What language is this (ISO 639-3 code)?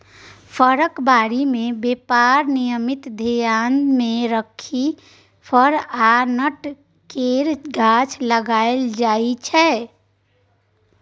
mai